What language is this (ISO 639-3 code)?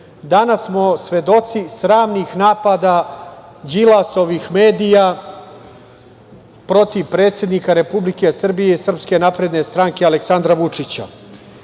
srp